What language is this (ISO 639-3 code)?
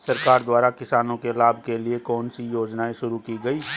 hin